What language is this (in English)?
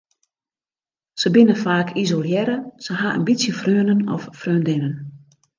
Western Frisian